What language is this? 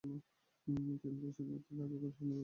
Bangla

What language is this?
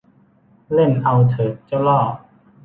Thai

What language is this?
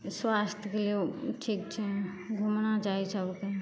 Maithili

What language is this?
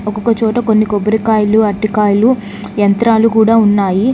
Telugu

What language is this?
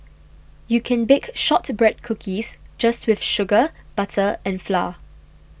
English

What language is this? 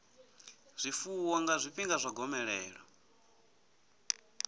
Venda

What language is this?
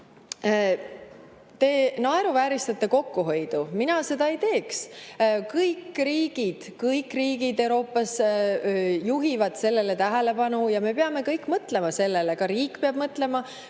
Estonian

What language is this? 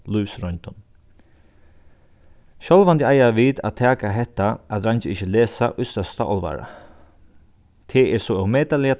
Faroese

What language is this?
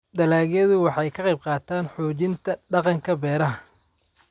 Somali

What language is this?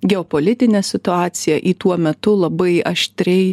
Lithuanian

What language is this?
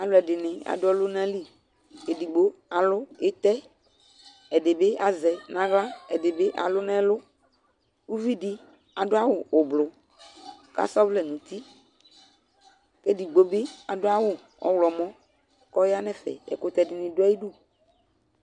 Ikposo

